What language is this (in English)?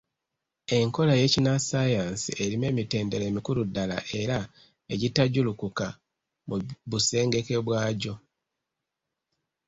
Ganda